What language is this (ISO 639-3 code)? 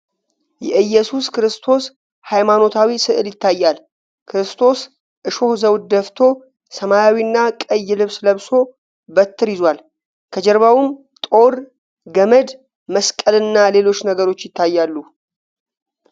amh